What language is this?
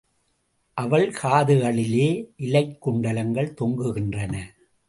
Tamil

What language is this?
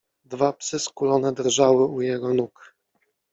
Polish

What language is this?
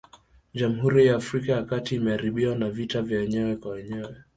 Swahili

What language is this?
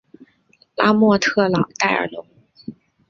Chinese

